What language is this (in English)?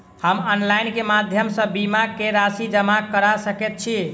Maithili